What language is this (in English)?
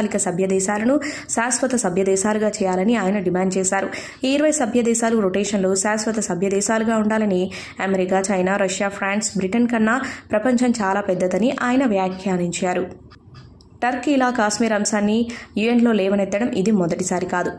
Telugu